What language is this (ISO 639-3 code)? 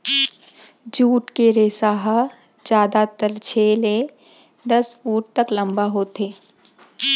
hne